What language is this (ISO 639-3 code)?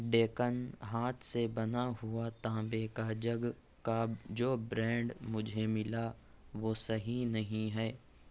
urd